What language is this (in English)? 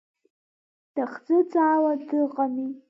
Abkhazian